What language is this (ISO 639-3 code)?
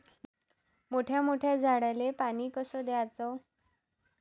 mar